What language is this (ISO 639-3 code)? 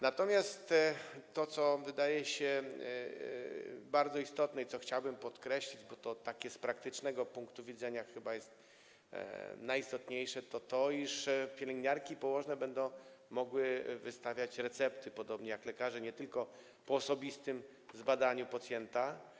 pol